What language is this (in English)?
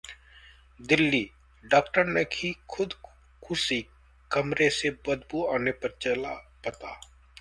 Hindi